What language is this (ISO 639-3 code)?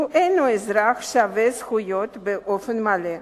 heb